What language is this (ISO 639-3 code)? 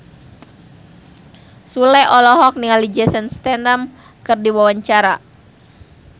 sun